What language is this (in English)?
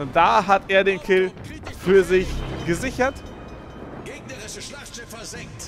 German